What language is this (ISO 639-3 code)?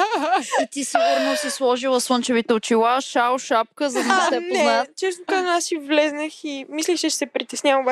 bul